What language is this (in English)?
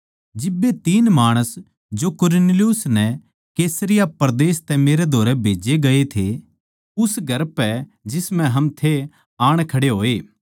Haryanvi